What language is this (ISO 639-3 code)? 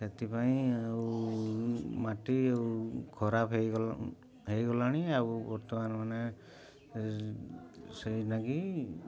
ori